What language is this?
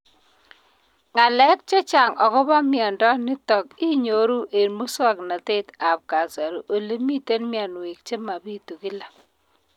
Kalenjin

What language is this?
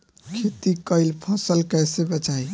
Bhojpuri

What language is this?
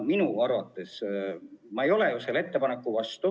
Estonian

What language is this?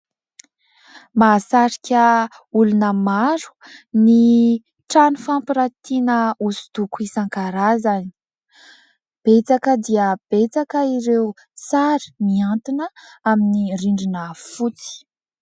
Malagasy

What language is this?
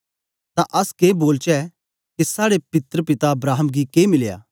Dogri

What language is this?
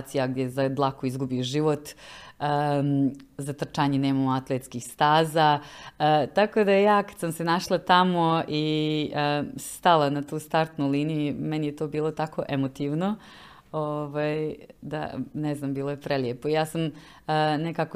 Croatian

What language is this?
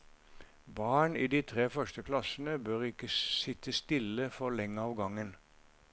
Norwegian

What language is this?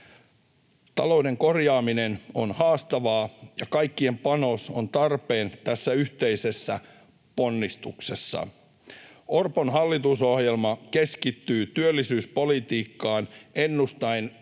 Finnish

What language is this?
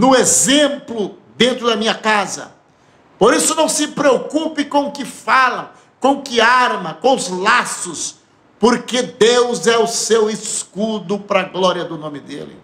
Portuguese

